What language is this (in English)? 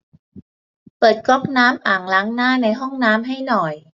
Thai